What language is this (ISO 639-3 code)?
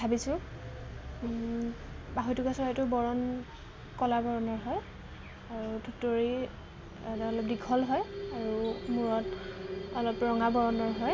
asm